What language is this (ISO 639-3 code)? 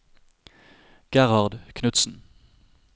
nor